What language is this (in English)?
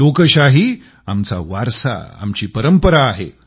Marathi